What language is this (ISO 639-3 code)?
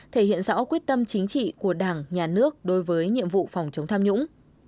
vie